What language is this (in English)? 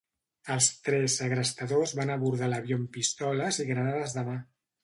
Catalan